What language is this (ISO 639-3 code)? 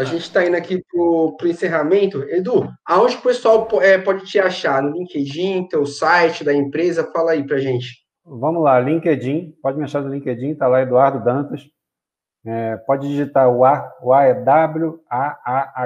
por